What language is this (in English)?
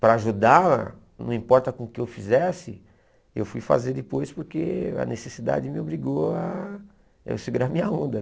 Portuguese